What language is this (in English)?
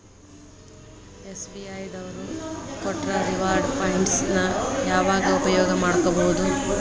Kannada